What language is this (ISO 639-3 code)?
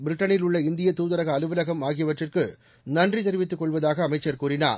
tam